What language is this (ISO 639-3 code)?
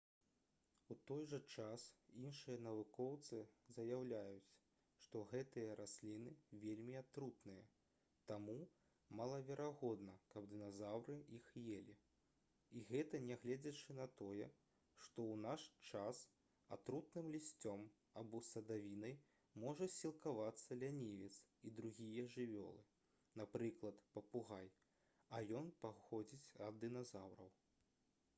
bel